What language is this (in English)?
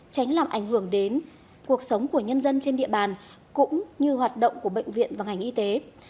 Vietnamese